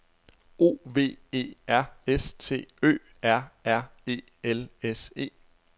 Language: Danish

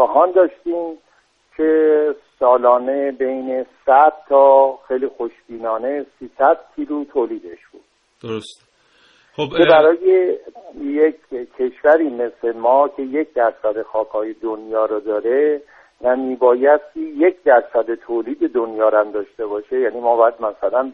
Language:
Persian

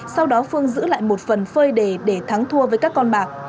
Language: Vietnamese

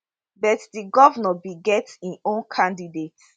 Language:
Nigerian Pidgin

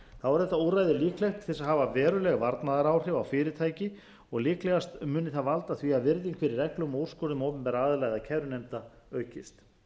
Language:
Icelandic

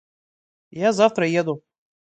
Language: Russian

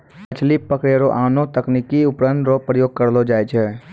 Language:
Maithili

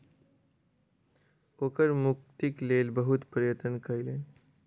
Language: Maithili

